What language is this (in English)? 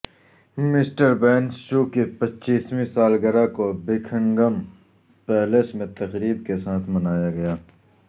Urdu